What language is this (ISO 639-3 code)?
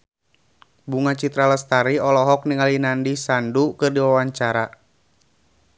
sun